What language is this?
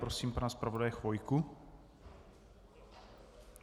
Czech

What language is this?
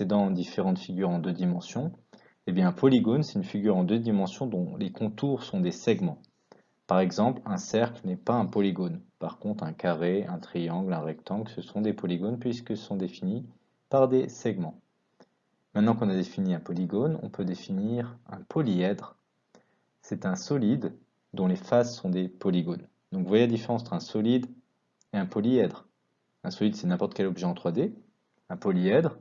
French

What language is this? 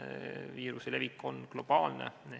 Estonian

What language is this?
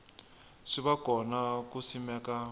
Tsonga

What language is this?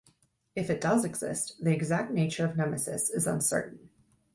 English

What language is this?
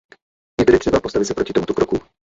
Czech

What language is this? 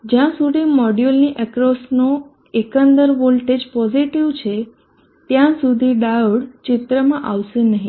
Gujarati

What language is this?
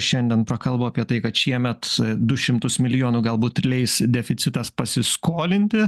Lithuanian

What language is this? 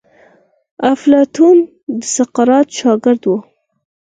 Pashto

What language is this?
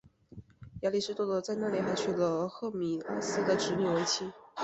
Chinese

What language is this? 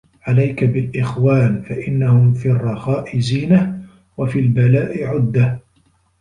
Arabic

